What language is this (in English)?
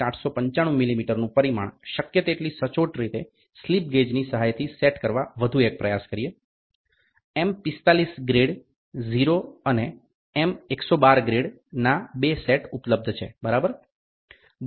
Gujarati